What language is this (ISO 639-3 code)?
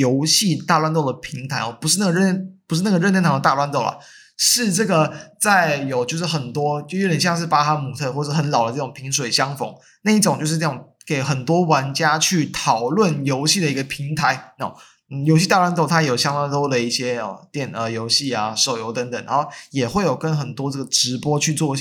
zho